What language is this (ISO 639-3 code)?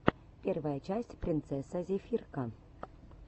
rus